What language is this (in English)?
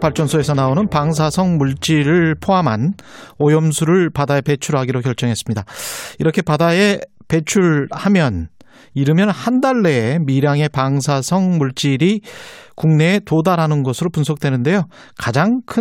Korean